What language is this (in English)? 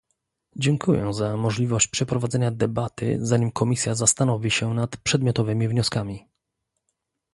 Polish